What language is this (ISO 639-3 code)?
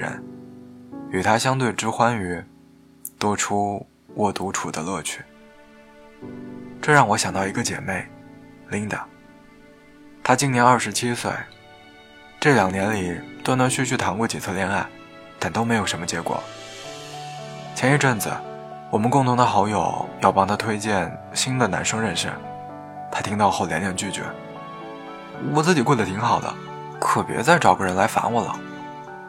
zho